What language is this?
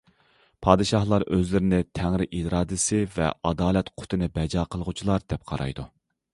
Uyghur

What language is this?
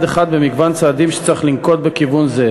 Hebrew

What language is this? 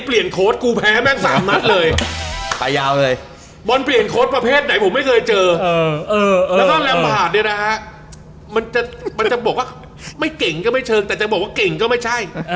Thai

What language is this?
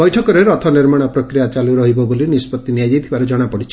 Odia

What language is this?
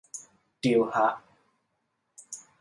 Thai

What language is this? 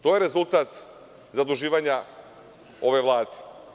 Serbian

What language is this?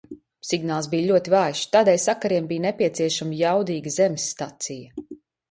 Latvian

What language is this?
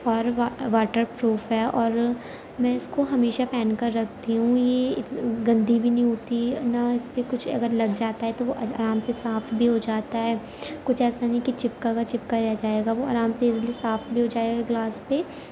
Urdu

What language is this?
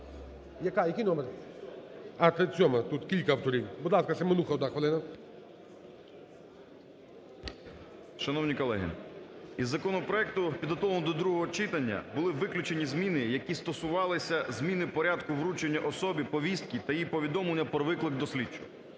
Ukrainian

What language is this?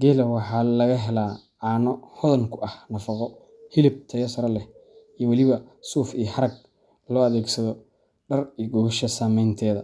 Somali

